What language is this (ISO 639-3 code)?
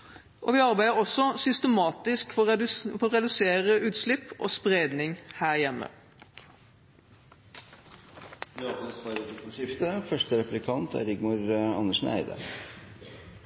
nob